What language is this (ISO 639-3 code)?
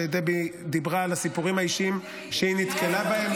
heb